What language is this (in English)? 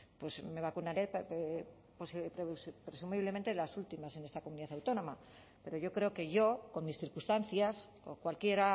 Spanish